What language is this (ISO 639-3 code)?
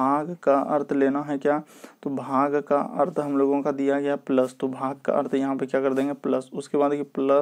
hin